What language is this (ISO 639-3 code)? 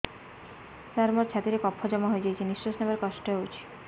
ori